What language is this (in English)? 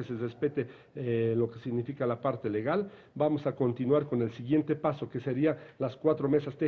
Spanish